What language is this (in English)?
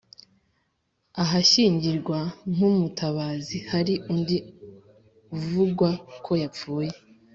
Kinyarwanda